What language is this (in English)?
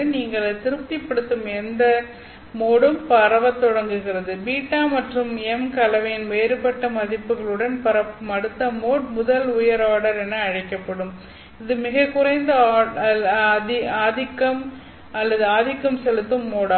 Tamil